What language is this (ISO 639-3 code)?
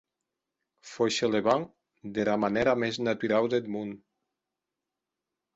oci